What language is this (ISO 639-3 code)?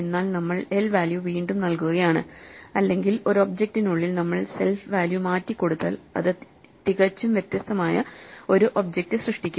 mal